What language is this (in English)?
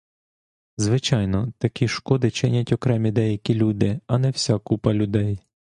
Ukrainian